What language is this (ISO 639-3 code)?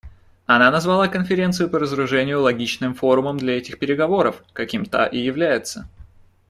rus